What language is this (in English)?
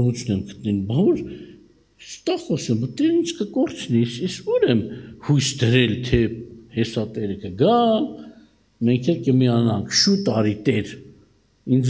Turkish